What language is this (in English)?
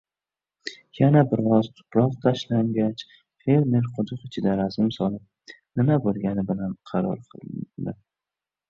Uzbek